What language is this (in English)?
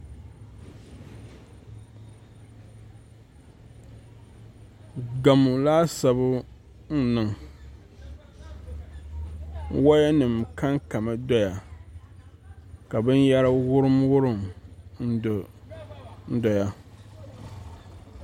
Dagbani